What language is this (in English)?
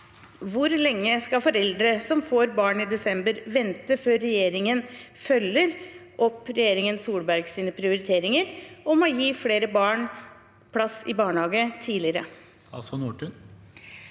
Norwegian